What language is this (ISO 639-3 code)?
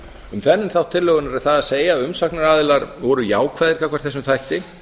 isl